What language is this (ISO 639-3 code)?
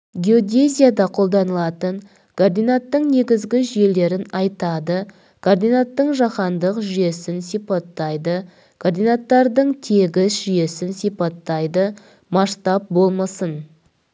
kaz